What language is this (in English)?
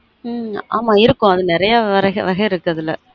Tamil